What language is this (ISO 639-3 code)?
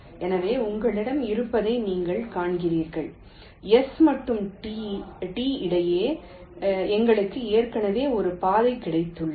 tam